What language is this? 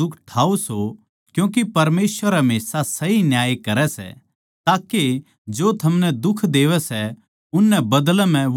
Haryanvi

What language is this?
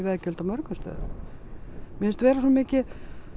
Icelandic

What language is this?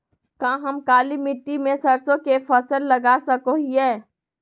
Magahi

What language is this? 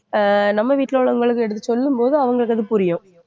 Tamil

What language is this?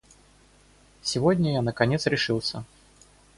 Russian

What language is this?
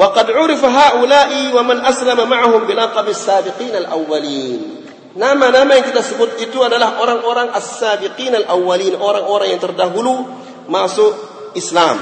Malay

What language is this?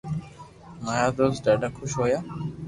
Loarki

